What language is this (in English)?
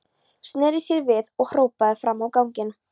Icelandic